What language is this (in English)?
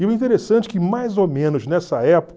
Portuguese